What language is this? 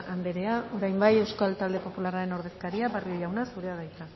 Basque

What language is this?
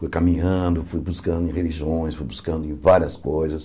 Portuguese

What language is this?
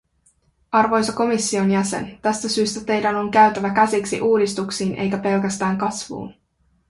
Finnish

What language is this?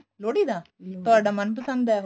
Punjabi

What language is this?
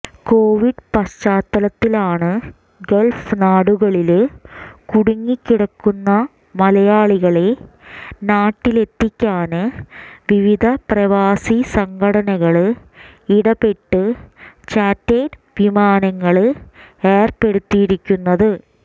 Malayalam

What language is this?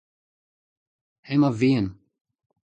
Breton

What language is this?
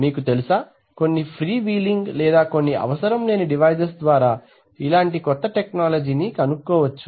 Telugu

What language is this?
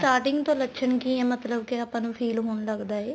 Punjabi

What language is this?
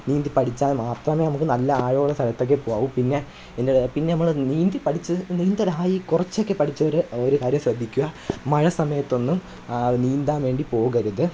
Malayalam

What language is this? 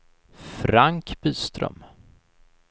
Swedish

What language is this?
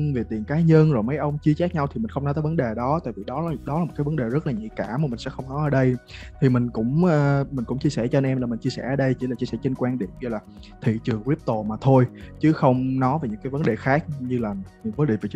Vietnamese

